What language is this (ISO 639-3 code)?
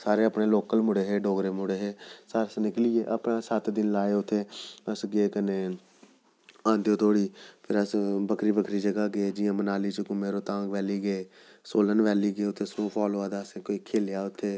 doi